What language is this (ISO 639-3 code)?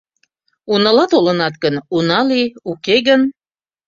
chm